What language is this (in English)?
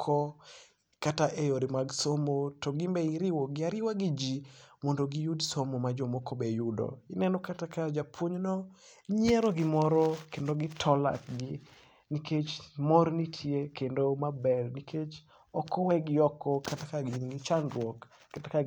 Luo (Kenya and Tanzania)